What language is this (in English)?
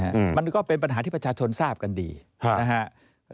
Thai